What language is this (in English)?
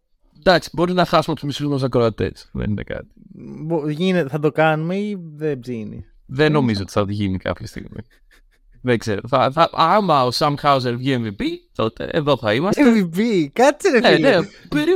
Greek